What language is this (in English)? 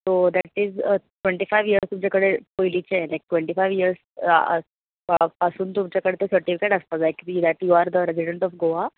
Konkani